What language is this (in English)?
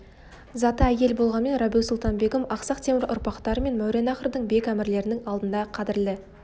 Kazakh